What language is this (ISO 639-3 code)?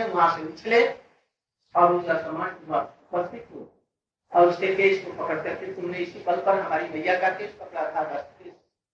hin